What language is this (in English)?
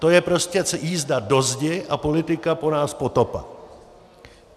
Czech